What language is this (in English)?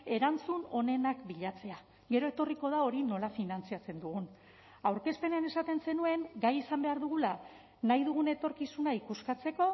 Basque